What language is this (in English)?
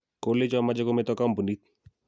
Kalenjin